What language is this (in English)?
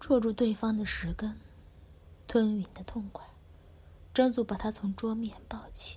Chinese